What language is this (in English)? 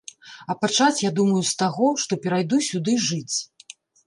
Belarusian